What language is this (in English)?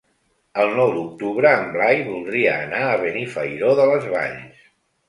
Catalan